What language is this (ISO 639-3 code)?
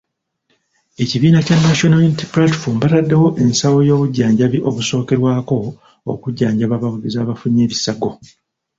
lug